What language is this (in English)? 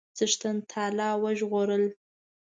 Pashto